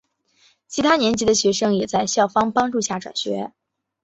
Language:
Chinese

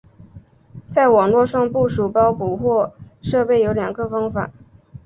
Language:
Chinese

